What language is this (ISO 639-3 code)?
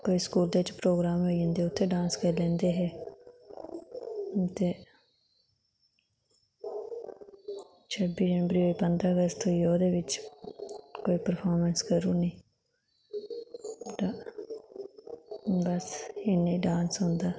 doi